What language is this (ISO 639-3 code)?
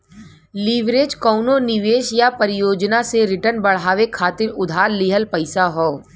bho